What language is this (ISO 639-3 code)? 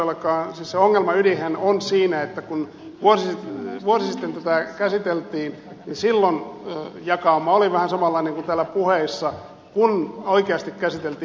fin